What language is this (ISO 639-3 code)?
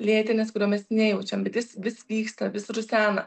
lit